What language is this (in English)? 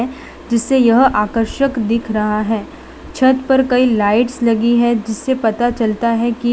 Hindi